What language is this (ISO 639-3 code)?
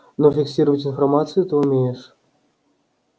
rus